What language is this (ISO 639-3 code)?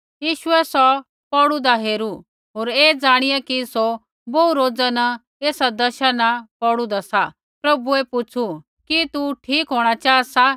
kfx